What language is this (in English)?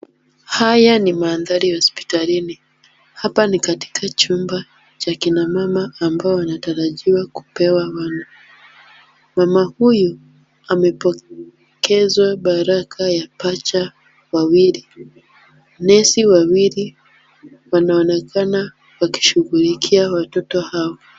Swahili